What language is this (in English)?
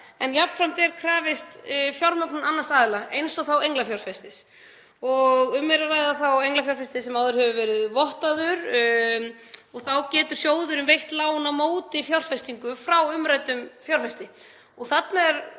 Icelandic